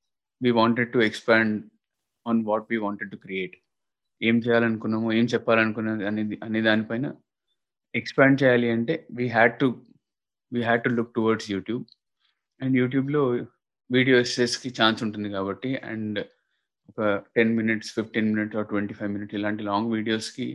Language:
Telugu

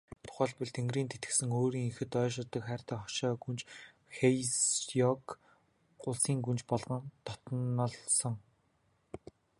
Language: Mongolian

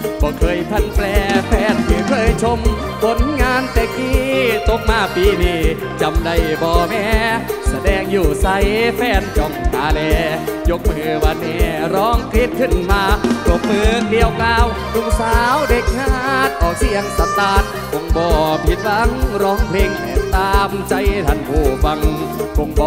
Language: Thai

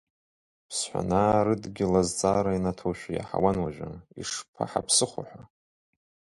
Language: Abkhazian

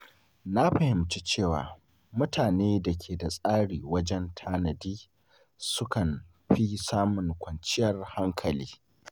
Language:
Hausa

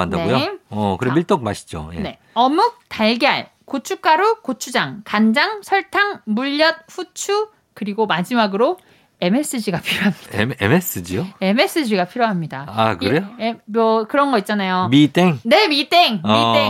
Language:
Korean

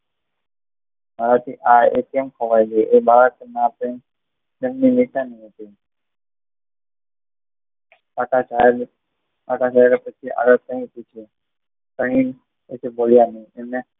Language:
Gujarati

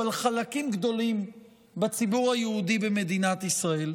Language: Hebrew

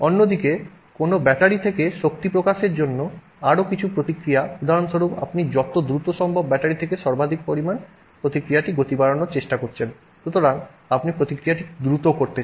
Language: Bangla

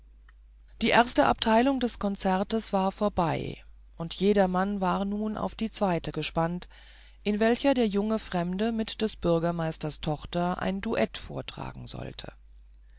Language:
German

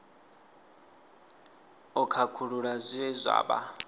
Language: Venda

